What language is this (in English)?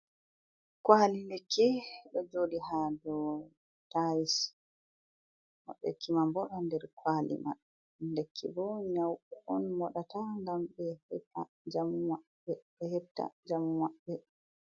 Fula